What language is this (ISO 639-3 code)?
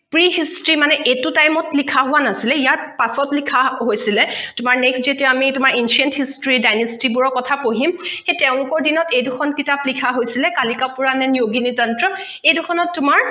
asm